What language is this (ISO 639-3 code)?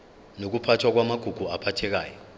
zul